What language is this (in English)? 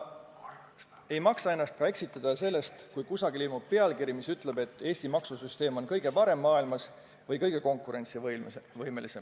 Estonian